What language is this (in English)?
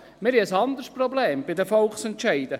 Swiss German